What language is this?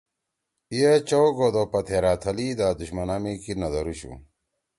Torwali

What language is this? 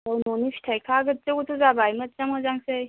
Bodo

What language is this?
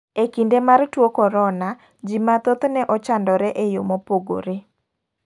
Luo (Kenya and Tanzania)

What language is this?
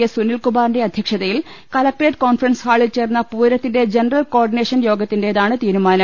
Malayalam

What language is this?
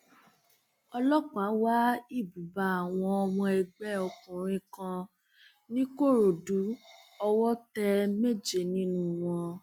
Yoruba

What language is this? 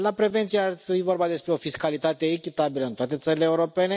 Romanian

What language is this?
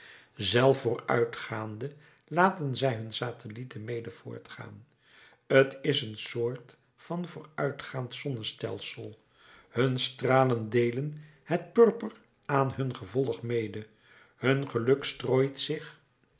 Dutch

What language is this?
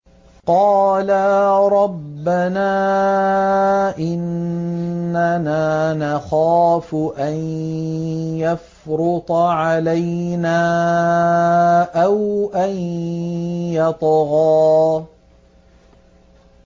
Arabic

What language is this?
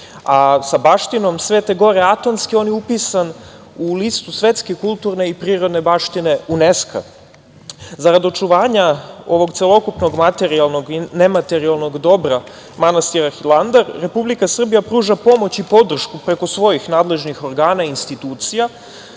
Serbian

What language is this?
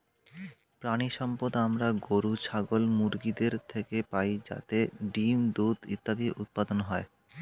Bangla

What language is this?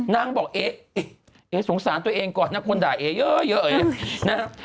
Thai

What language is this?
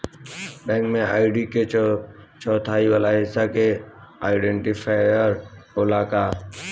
Bhojpuri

